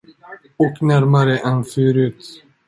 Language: Swedish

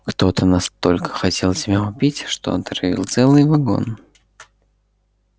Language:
Russian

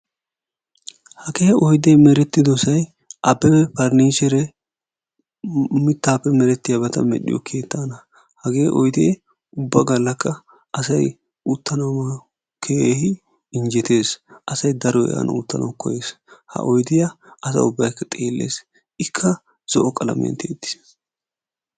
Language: Wolaytta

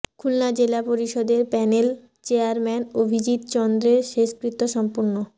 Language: Bangla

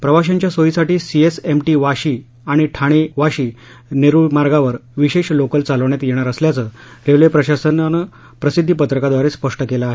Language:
Marathi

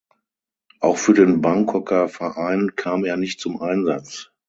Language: German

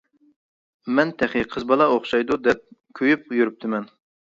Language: Uyghur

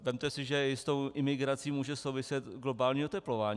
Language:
Czech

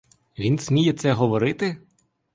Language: Ukrainian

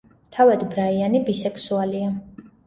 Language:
Georgian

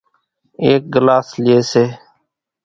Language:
Kachi Koli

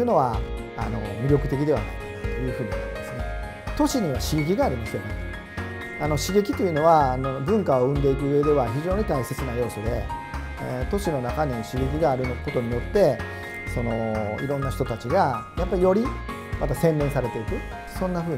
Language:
Japanese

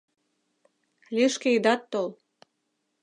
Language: Mari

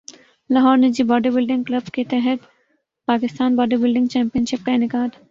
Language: Urdu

